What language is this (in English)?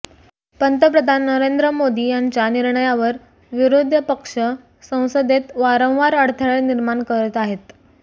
Marathi